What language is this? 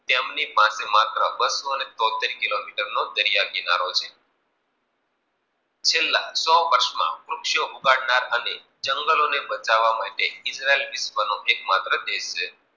Gujarati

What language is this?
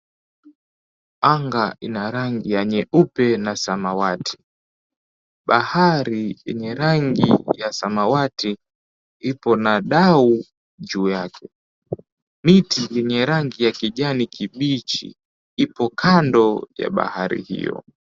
Swahili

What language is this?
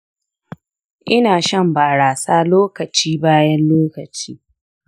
Hausa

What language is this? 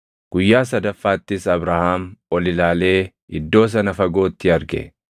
Oromo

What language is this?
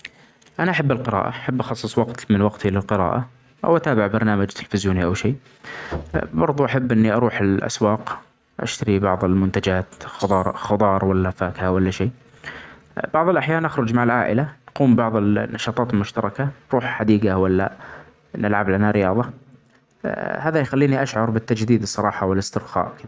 Omani Arabic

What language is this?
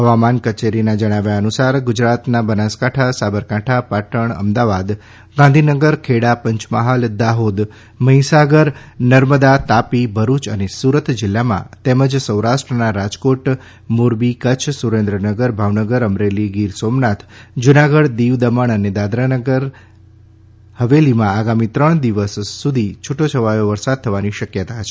Gujarati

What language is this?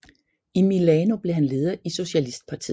Danish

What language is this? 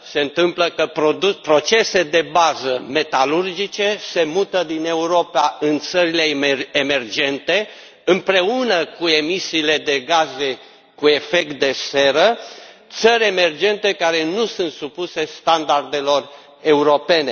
Romanian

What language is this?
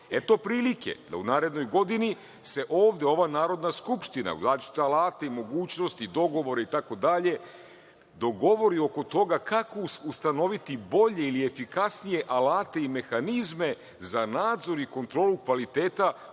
Serbian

